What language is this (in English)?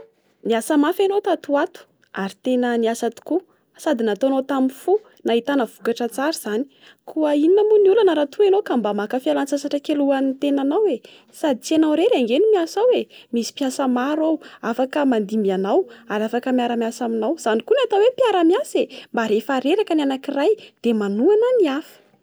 Malagasy